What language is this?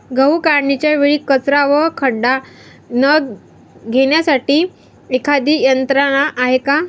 Marathi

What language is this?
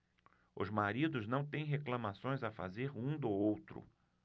Portuguese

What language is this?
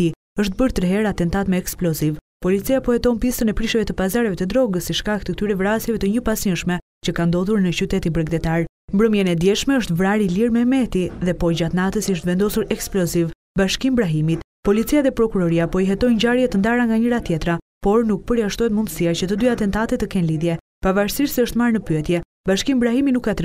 Romanian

